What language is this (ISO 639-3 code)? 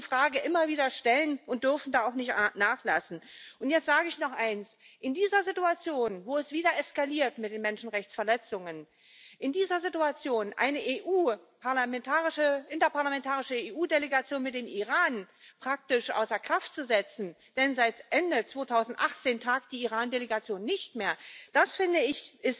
deu